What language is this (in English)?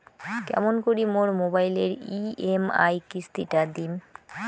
Bangla